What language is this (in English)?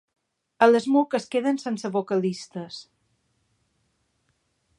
Catalan